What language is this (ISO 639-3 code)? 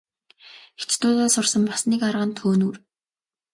mon